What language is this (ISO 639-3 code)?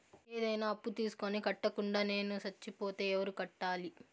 tel